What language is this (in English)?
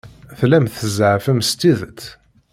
Kabyle